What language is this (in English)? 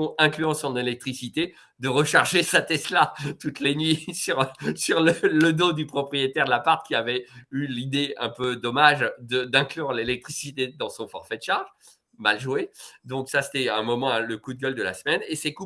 French